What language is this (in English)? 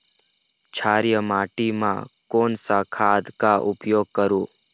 Chhattisgarhi